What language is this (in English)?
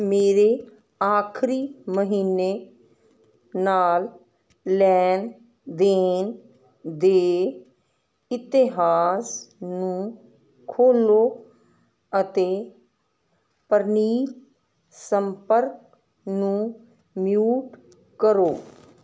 Punjabi